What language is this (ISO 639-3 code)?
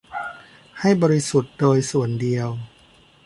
tha